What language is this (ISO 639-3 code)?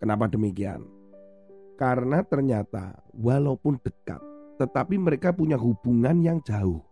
ind